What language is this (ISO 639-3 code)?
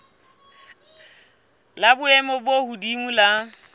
sot